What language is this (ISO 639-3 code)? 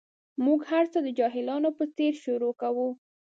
pus